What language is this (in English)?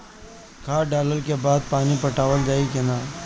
Bhojpuri